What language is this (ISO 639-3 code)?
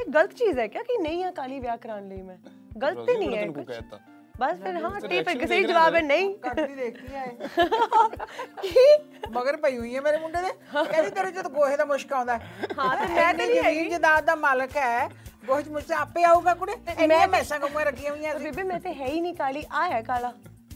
pan